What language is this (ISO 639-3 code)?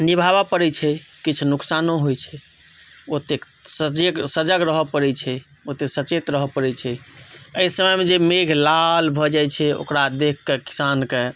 mai